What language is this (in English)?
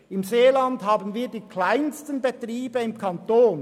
Swiss German